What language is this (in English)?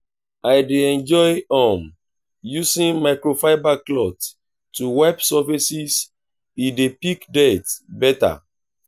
Nigerian Pidgin